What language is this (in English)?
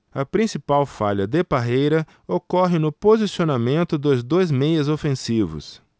Portuguese